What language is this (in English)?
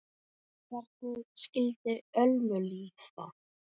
Icelandic